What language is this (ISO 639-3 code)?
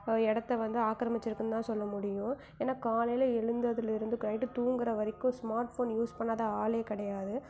tam